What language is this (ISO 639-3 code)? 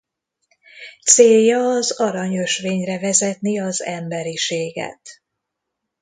hun